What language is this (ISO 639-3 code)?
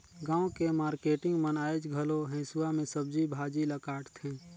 hne